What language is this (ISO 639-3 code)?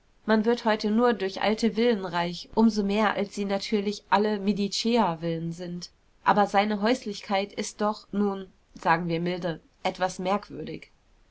deu